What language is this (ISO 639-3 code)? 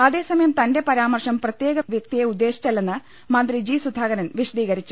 mal